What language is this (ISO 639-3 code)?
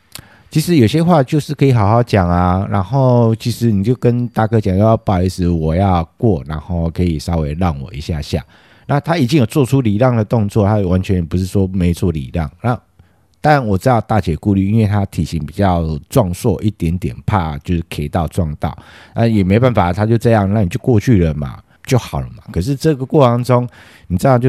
zho